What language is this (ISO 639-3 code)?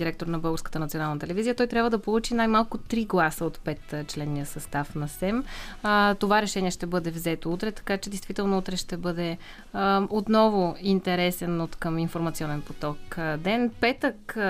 bul